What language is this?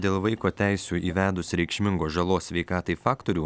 Lithuanian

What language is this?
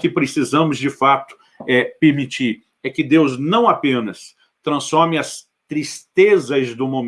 Portuguese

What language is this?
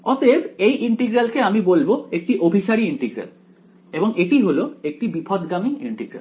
Bangla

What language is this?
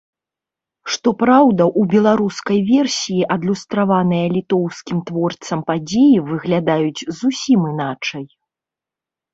Belarusian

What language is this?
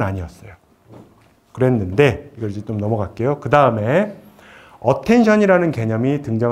Korean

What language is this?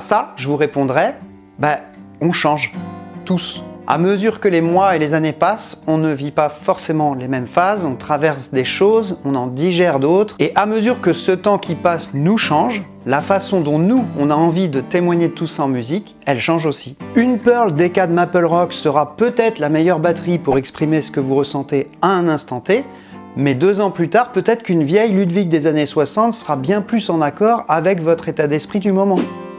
French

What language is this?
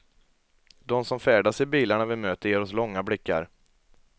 Swedish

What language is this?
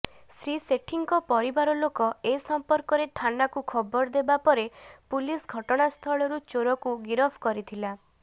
Odia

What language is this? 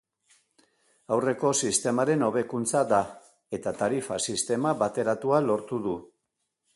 Basque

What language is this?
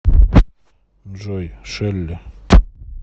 Russian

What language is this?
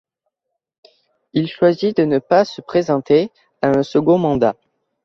French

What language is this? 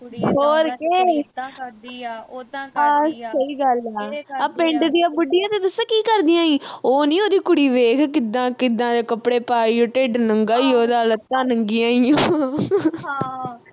Punjabi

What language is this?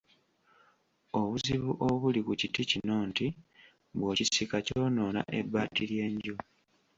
Ganda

